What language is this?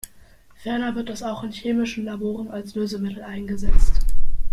German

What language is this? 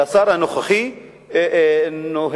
Hebrew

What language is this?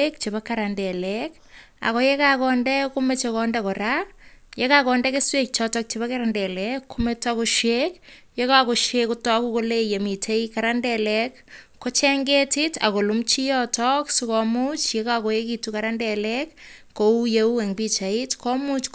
Kalenjin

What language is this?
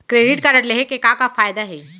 Chhattisgarhi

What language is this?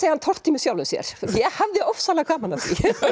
Icelandic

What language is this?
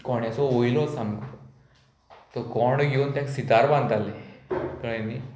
Konkani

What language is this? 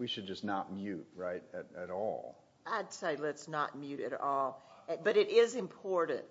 English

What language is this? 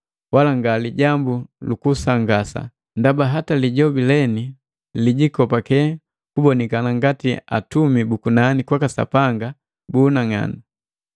Matengo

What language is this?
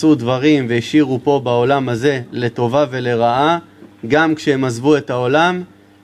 Hebrew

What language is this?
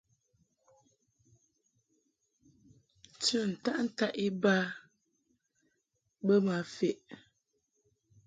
Mungaka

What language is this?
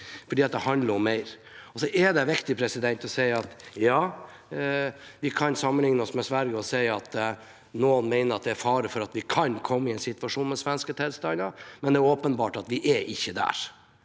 Norwegian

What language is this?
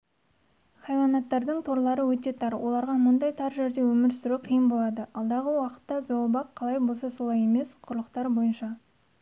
Kazakh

